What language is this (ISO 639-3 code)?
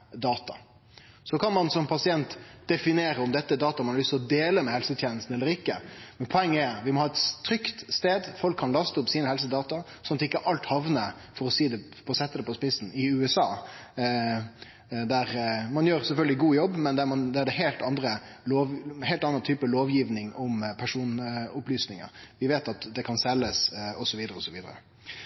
nno